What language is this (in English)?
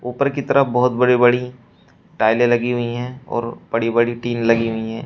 Hindi